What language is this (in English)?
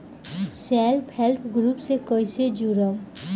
Bhojpuri